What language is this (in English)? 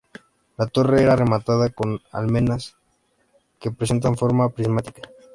Spanish